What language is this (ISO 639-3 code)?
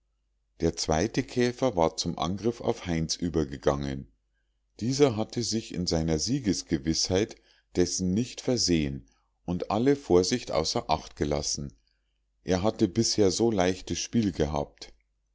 deu